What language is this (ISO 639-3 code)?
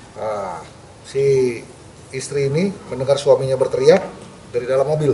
ind